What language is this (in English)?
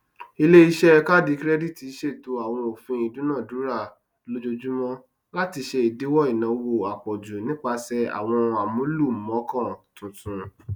Yoruba